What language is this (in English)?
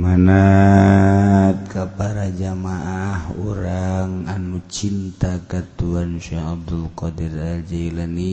Indonesian